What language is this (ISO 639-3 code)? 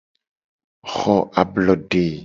gej